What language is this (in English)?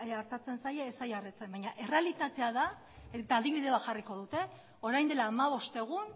Basque